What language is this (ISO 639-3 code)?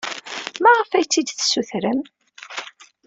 kab